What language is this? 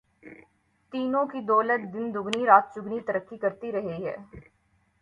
Urdu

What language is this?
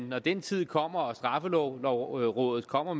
Danish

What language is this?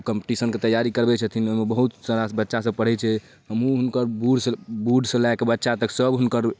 Maithili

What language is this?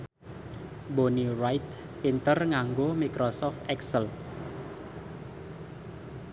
Javanese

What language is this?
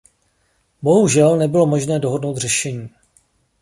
Czech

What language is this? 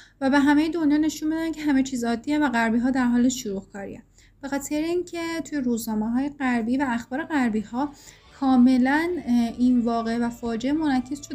Persian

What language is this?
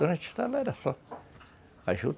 Portuguese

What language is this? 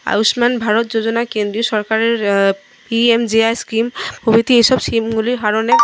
Bangla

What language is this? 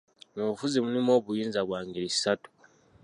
Ganda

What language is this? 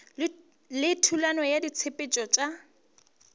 Northern Sotho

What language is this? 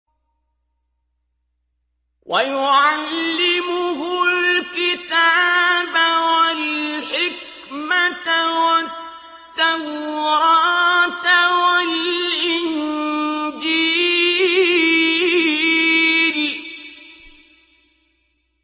Arabic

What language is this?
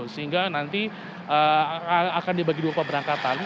Indonesian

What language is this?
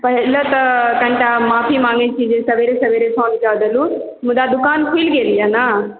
Maithili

